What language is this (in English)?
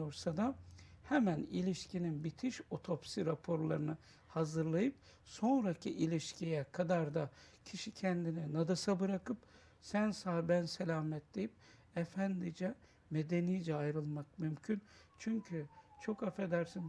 Turkish